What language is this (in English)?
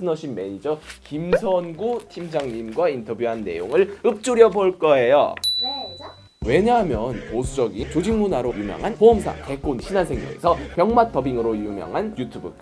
Korean